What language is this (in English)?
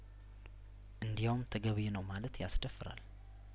Amharic